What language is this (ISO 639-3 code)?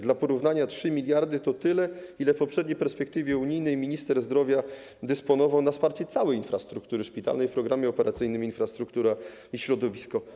pol